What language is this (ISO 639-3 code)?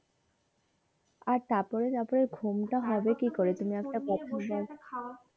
ben